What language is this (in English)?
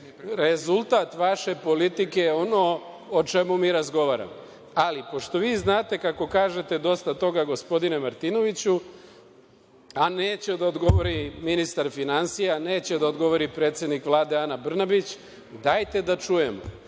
Serbian